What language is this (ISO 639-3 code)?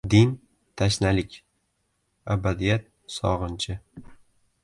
uzb